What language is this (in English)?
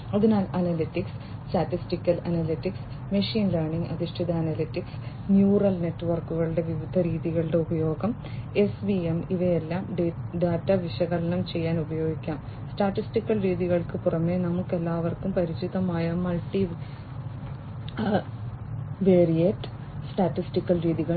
Malayalam